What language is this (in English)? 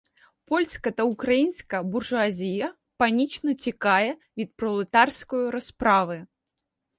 Ukrainian